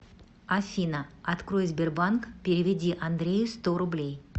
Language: Russian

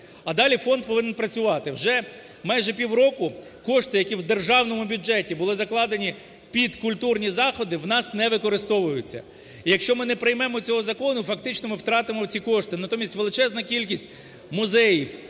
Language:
Ukrainian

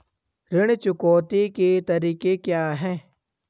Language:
Hindi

